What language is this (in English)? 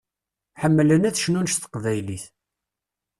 Kabyle